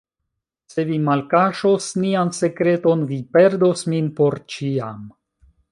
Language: Esperanto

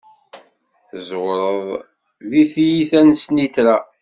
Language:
Kabyle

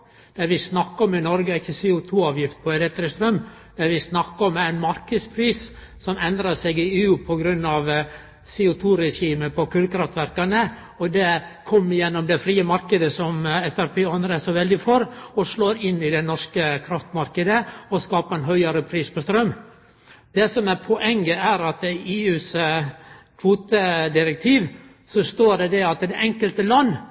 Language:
Norwegian Nynorsk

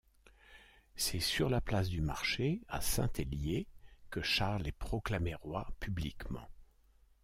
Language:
French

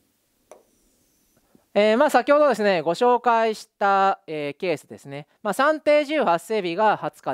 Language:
Japanese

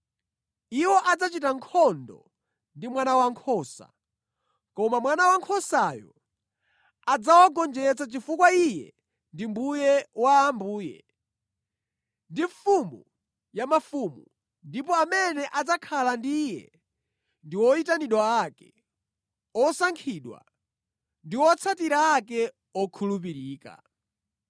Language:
Nyanja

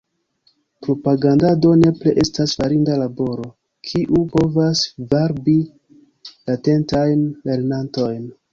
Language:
Esperanto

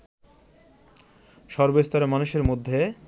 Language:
Bangla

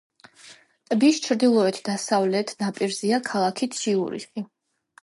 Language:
Georgian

